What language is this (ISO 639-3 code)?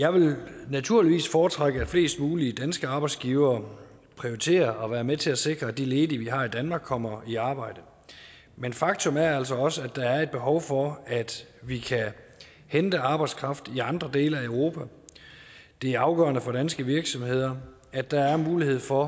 dan